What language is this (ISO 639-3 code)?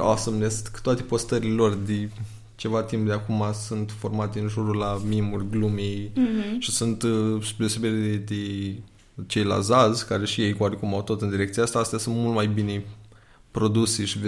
ron